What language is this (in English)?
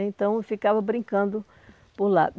Portuguese